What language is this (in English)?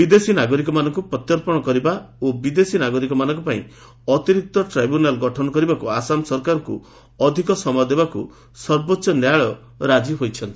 Odia